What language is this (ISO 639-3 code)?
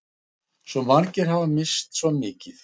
isl